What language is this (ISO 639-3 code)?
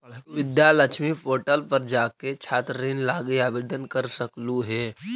mag